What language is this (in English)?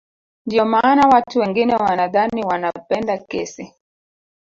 Swahili